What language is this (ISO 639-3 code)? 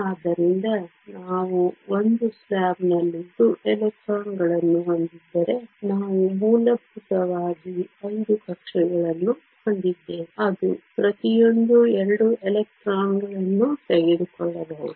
kan